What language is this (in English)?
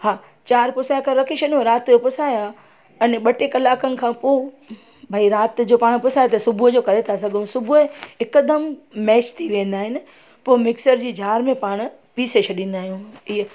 Sindhi